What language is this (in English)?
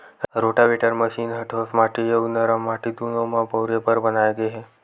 Chhattisgarhi